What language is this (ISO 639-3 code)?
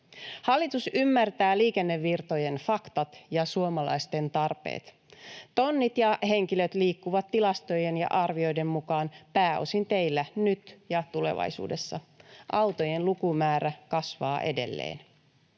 fin